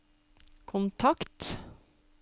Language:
Norwegian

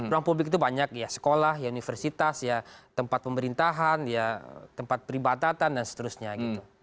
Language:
Indonesian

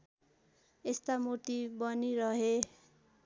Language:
Nepali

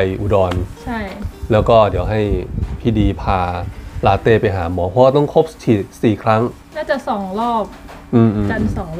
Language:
Thai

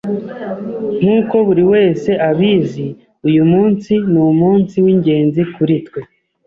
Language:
Kinyarwanda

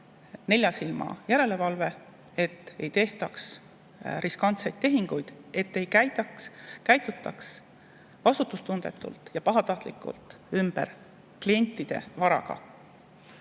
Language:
Estonian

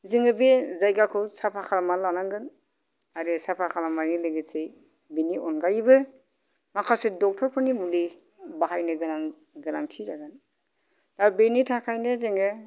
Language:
Bodo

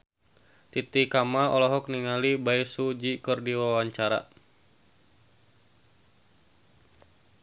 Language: Sundanese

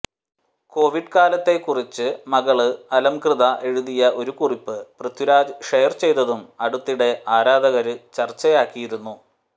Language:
Malayalam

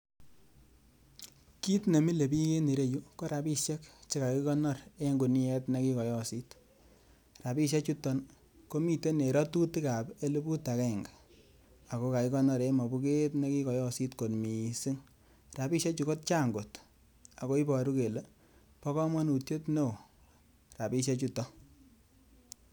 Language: Kalenjin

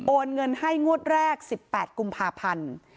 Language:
Thai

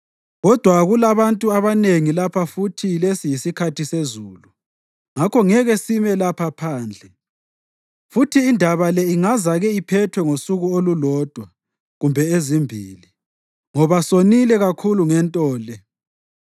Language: North Ndebele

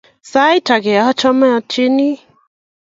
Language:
Kalenjin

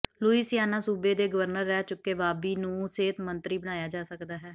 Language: Punjabi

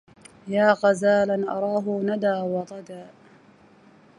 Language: Arabic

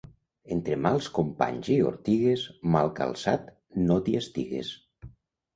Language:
Catalan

